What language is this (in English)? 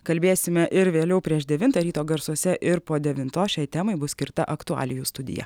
Lithuanian